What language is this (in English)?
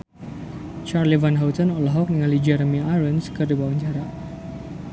Sundanese